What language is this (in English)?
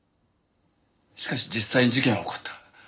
Japanese